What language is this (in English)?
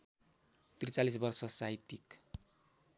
Nepali